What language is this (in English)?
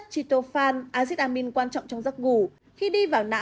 Vietnamese